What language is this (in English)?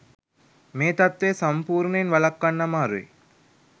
Sinhala